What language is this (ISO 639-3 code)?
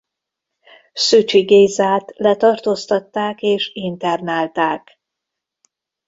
hun